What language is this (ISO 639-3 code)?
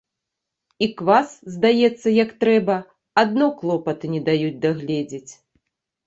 bel